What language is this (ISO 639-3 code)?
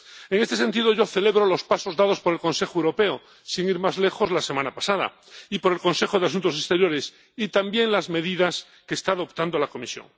spa